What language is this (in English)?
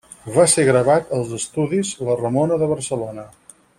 Catalan